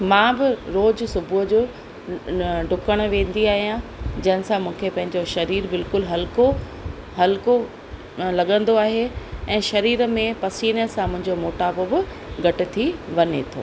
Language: Sindhi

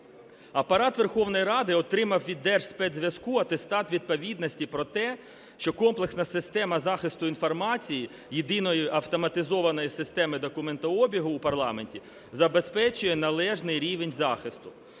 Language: Ukrainian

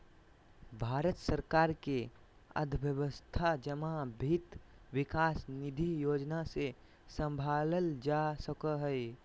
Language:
Magahi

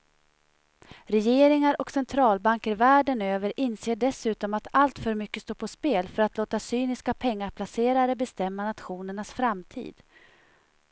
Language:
Swedish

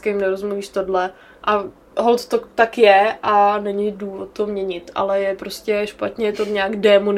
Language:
Czech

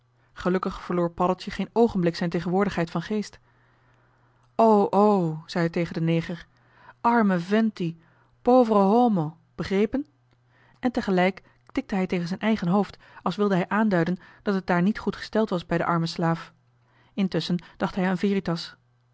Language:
Dutch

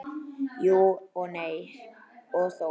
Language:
Icelandic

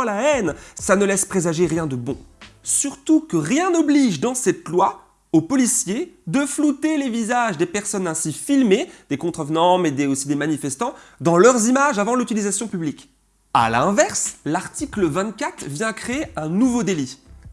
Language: French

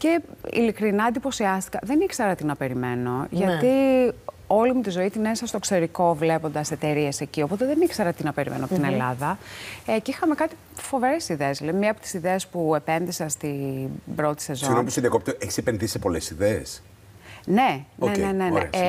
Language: Greek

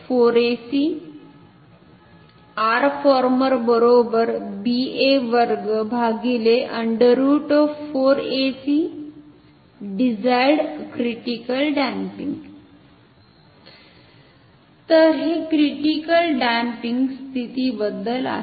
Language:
Marathi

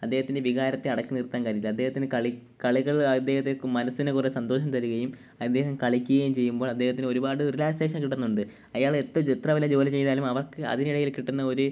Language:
Malayalam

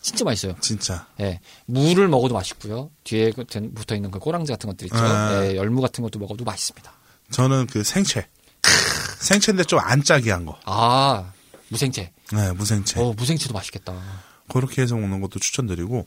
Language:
Korean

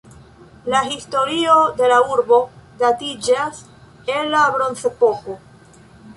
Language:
Esperanto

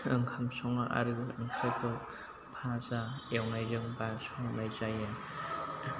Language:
Bodo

